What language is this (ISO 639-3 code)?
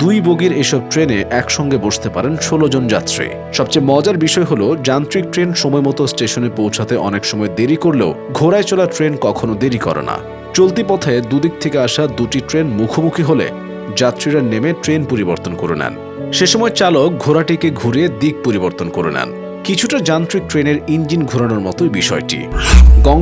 ben